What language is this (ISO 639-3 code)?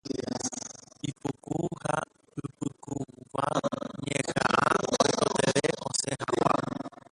grn